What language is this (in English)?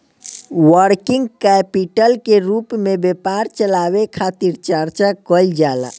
Bhojpuri